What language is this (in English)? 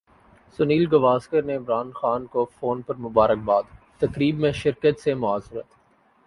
Urdu